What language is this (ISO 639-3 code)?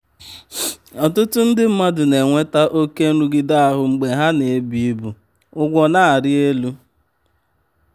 ibo